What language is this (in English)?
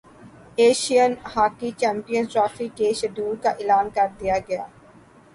Urdu